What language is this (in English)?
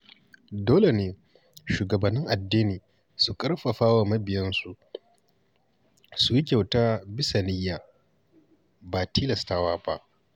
Hausa